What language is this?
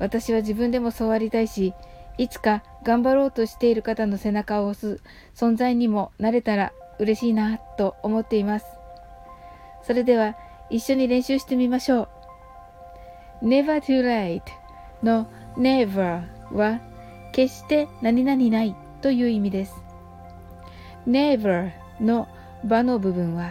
Japanese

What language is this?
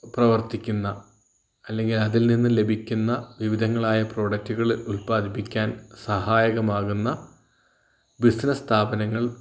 Malayalam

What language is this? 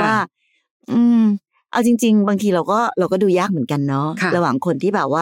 Thai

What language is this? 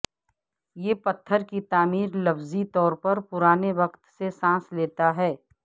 Urdu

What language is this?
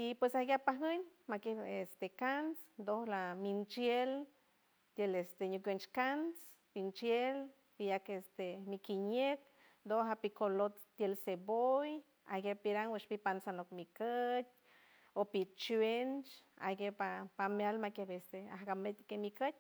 San Francisco Del Mar Huave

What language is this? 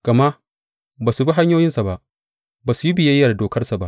Hausa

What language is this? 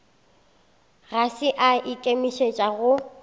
Northern Sotho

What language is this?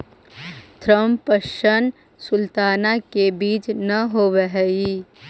Magahi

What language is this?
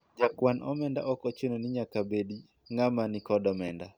Luo (Kenya and Tanzania)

